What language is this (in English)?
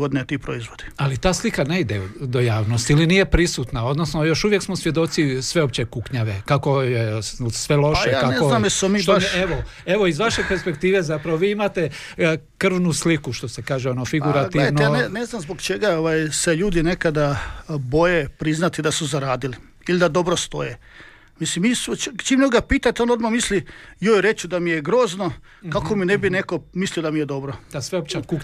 Croatian